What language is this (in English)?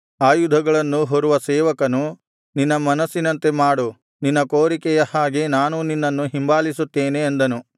Kannada